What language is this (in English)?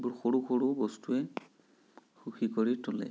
Assamese